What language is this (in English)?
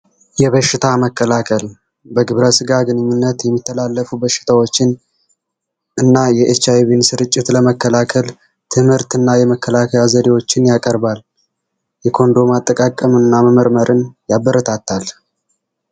Amharic